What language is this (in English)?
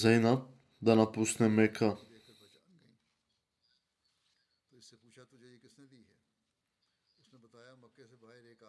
Bulgarian